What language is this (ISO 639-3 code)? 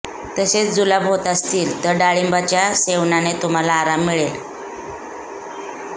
mar